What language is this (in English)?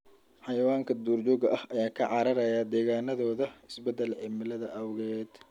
Somali